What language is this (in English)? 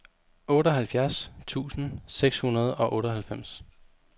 Danish